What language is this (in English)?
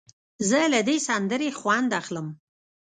Pashto